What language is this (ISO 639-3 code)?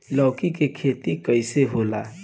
bho